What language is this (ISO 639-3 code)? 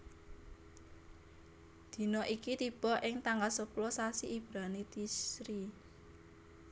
jav